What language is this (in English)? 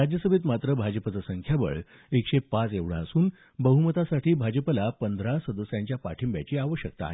Marathi